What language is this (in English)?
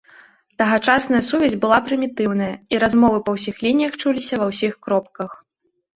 Belarusian